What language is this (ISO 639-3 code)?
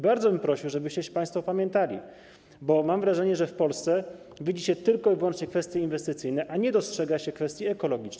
pol